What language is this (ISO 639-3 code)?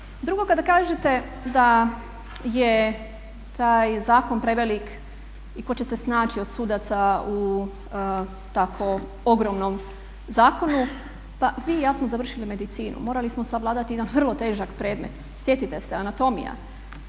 hrv